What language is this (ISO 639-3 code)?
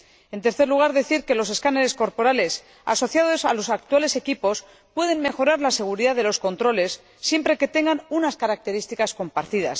spa